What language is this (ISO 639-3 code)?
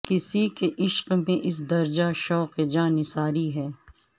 urd